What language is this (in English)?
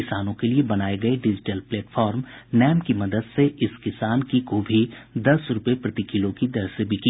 Hindi